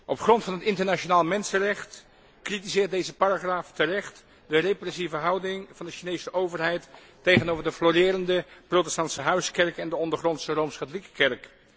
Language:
Dutch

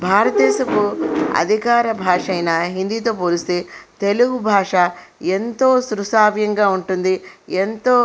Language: Telugu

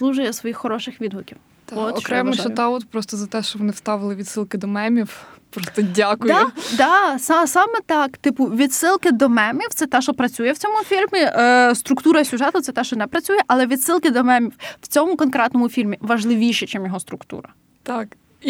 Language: Ukrainian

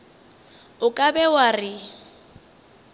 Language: Northern Sotho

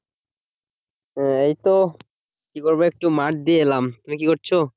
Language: Bangla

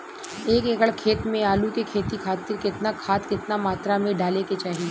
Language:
Bhojpuri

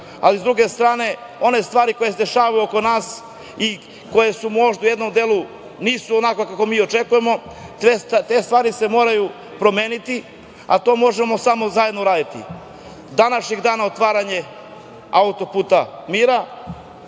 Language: Serbian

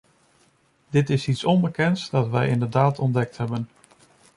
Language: Dutch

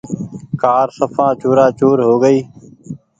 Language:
Goaria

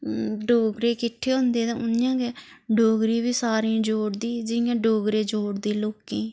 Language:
Dogri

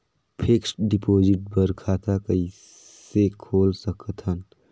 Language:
Chhattisgarhi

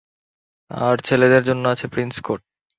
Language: Bangla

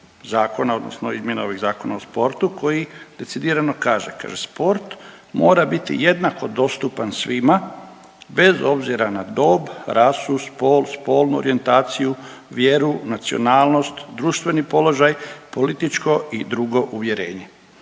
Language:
Croatian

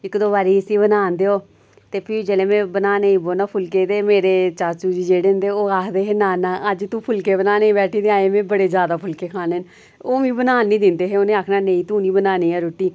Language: Dogri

